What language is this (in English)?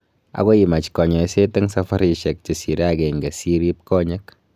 Kalenjin